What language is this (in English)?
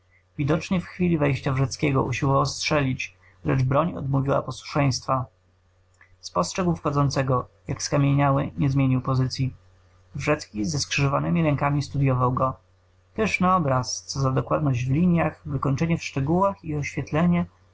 Polish